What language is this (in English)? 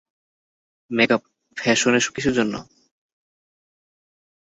Bangla